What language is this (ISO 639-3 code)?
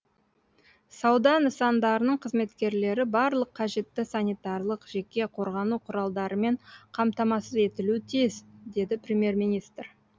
kaz